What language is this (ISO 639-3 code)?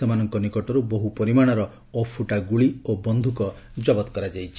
ori